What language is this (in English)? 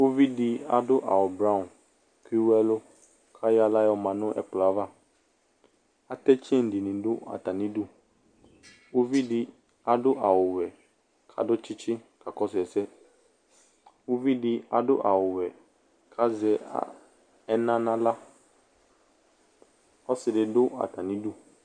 Ikposo